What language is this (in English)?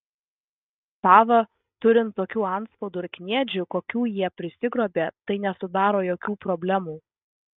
Lithuanian